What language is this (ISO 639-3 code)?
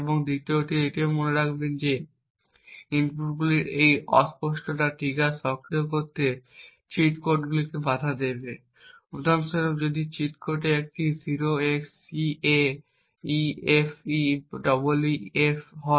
ben